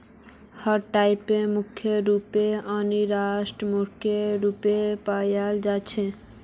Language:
Magahi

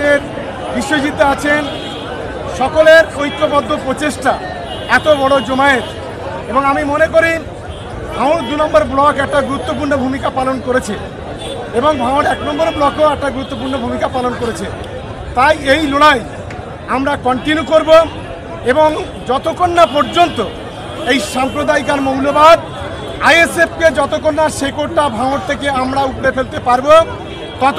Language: Turkish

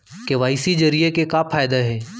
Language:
Chhattisgarhi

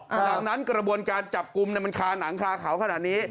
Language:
Thai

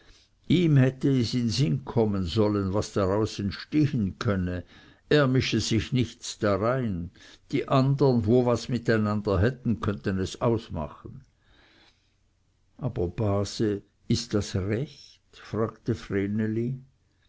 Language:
German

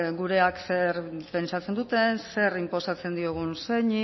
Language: Basque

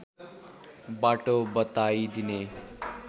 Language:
Nepali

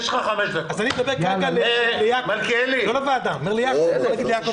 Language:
Hebrew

